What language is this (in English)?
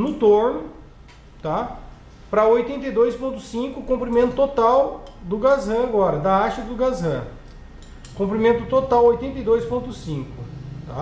Portuguese